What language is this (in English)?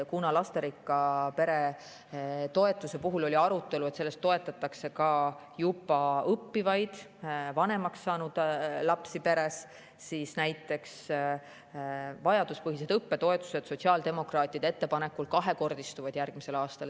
Estonian